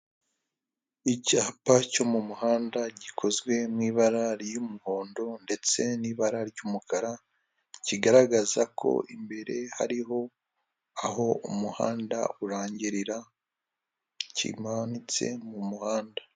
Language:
Kinyarwanda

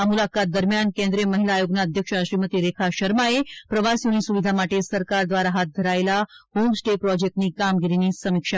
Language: Gujarati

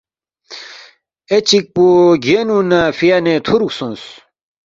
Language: Balti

